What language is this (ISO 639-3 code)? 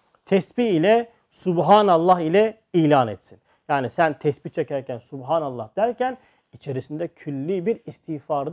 tur